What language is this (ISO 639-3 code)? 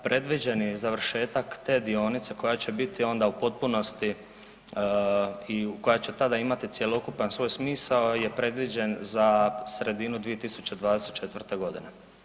hrv